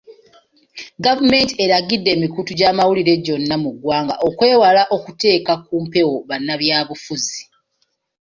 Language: Ganda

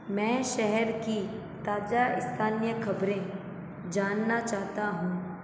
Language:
Hindi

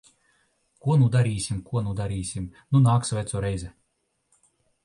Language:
Latvian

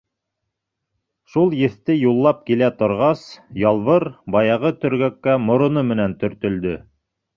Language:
Bashkir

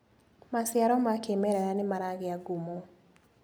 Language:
Kikuyu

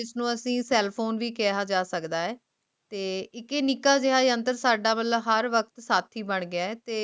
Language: Punjabi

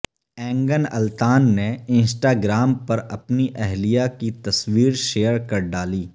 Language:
Urdu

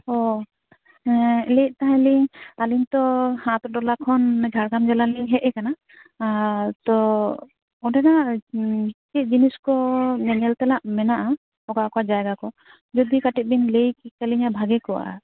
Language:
Santali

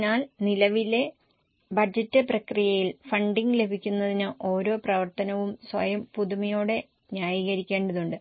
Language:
Malayalam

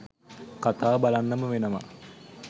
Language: Sinhala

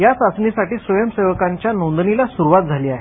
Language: Marathi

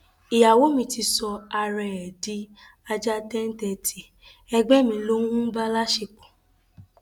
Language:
Yoruba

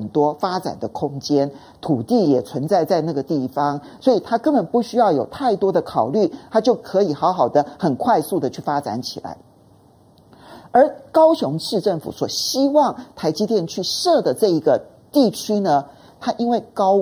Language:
Chinese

